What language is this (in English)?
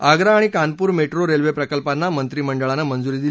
Marathi